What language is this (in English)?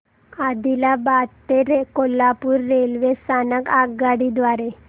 Marathi